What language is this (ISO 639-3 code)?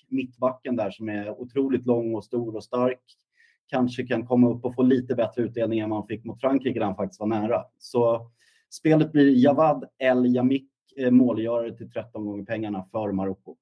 swe